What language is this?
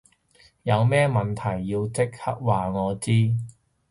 Cantonese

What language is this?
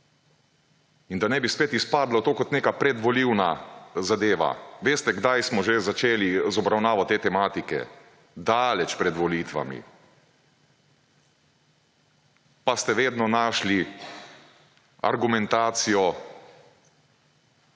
Slovenian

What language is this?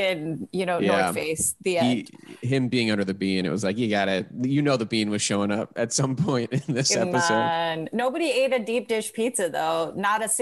English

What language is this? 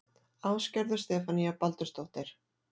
Icelandic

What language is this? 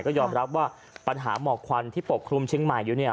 Thai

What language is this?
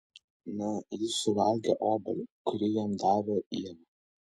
Lithuanian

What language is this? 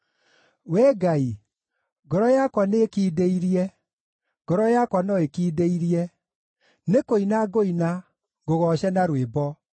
Kikuyu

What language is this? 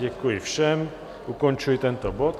Czech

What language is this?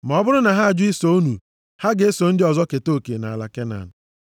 Igbo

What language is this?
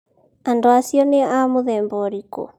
Kikuyu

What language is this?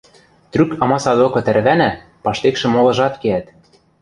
Western Mari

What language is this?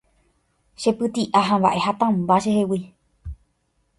Guarani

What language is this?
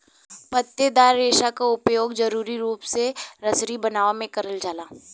Bhojpuri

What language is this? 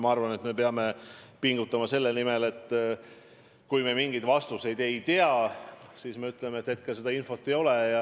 Estonian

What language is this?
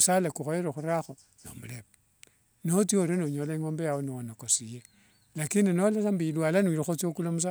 Wanga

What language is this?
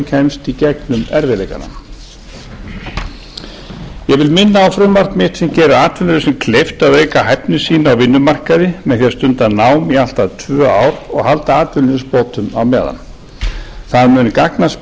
Icelandic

